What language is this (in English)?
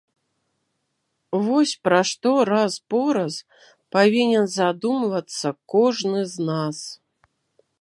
Belarusian